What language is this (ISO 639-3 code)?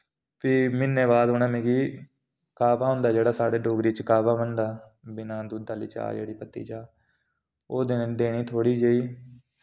doi